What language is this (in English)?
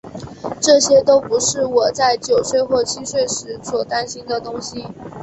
Chinese